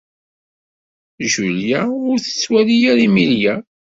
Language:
Kabyle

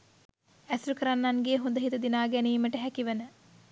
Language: Sinhala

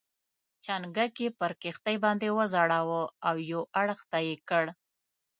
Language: Pashto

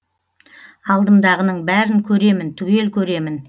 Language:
Kazakh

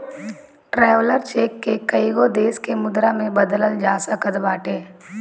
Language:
Bhojpuri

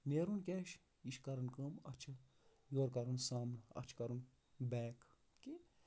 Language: Kashmiri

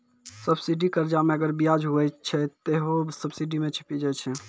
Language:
Maithili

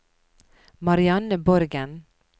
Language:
Norwegian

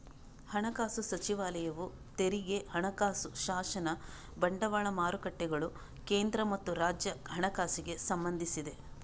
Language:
Kannada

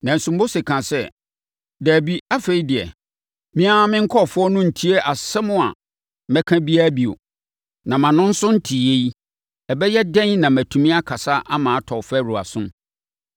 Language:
Akan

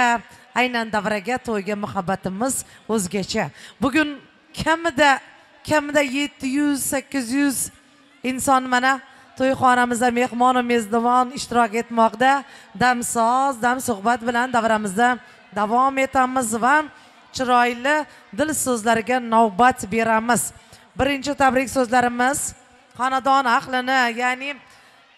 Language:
Turkish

